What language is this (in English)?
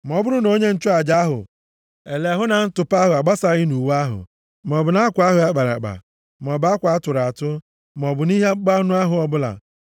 Igbo